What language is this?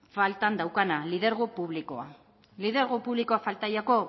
Basque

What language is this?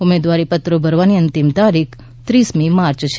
Gujarati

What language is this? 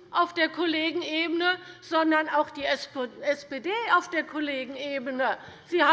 German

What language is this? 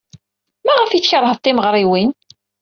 Kabyle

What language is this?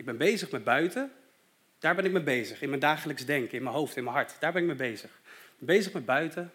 Dutch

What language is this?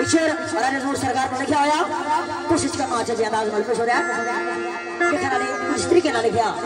Gujarati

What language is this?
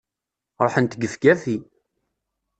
Kabyle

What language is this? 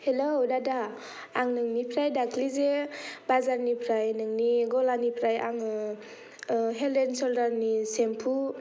Bodo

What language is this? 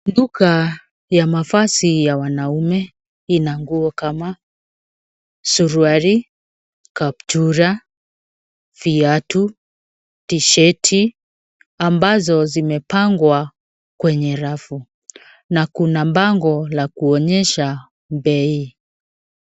Swahili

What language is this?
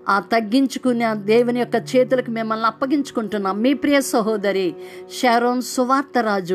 Telugu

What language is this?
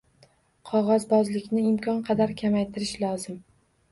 Uzbek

